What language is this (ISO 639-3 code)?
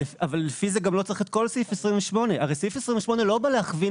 heb